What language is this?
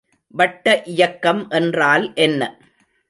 Tamil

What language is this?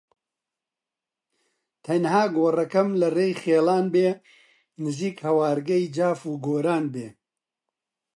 Central Kurdish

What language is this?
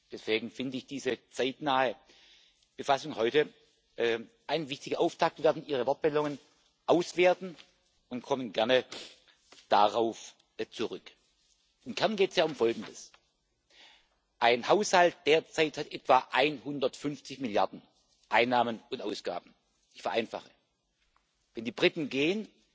German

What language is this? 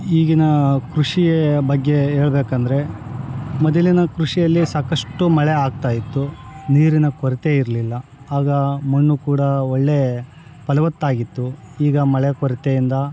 Kannada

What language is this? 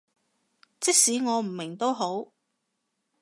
Cantonese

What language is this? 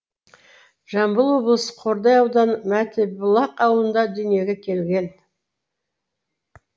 Kazakh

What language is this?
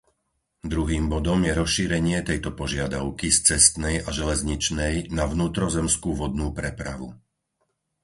Slovak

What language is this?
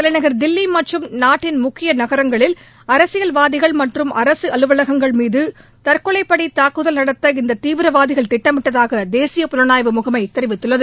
Tamil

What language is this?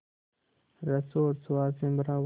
Hindi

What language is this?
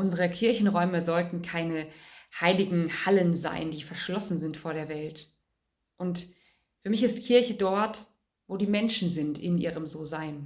German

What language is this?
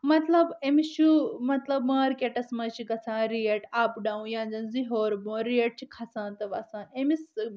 Kashmiri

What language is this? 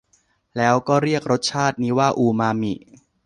Thai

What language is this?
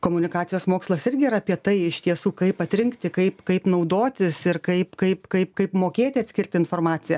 Lithuanian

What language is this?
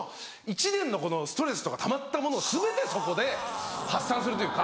Japanese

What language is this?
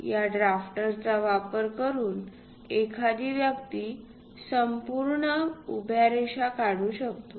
Marathi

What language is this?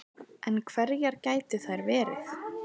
Icelandic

